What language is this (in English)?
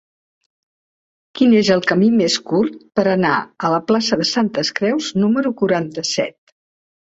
Catalan